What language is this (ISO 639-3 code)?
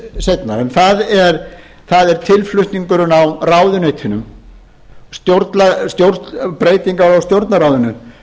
isl